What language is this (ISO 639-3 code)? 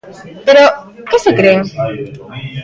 glg